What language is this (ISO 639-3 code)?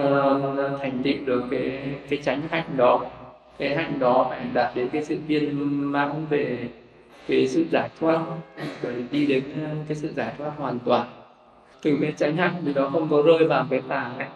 vie